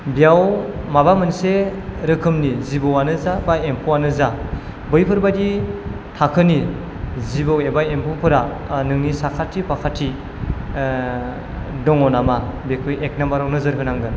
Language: Bodo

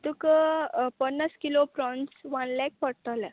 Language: Konkani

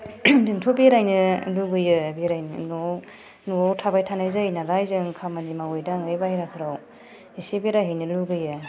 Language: Bodo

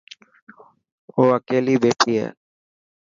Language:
Dhatki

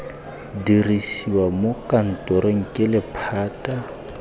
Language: Tswana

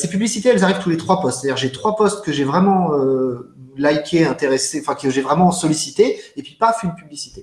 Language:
French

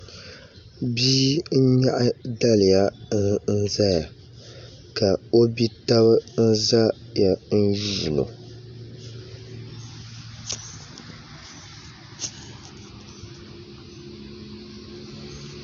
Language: Dagbani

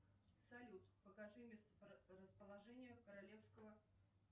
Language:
Russian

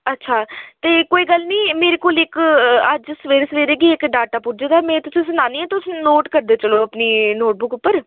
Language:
Dogri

